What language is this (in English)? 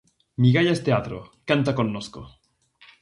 Galician